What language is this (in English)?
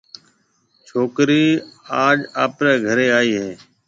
Marwari (Pakistan)